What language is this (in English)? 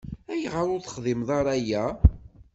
Kabyle